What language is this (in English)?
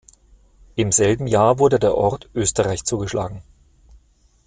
German